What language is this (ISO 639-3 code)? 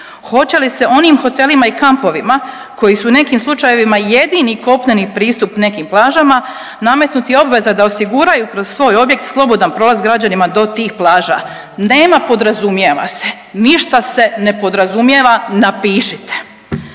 hrv